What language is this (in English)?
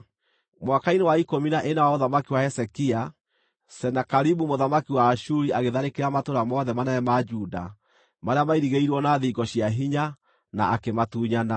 Kikuyu